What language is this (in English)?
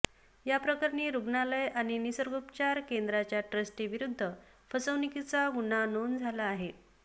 Marathi